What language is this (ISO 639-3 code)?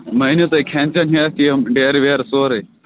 kas